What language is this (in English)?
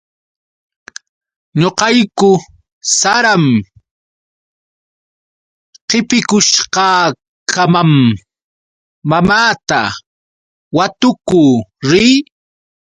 Yauyos Quechua